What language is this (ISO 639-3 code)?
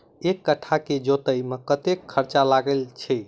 mai